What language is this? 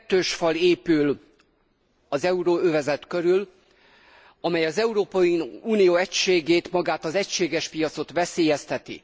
Hungarian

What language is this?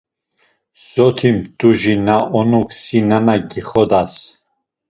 Laz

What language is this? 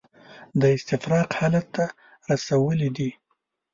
Pashto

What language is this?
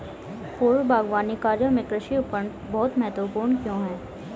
Hindi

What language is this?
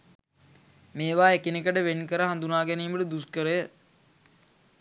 Sinhala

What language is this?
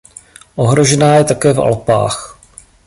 Czech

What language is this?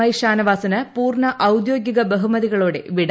Malayalam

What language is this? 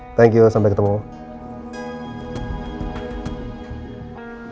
Indonesian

